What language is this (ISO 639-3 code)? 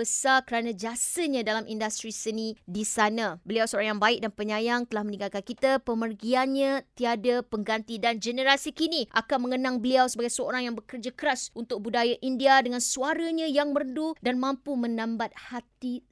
msa